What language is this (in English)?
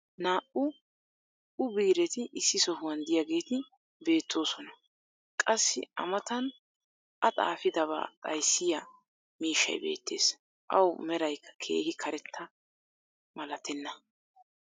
Wolaytta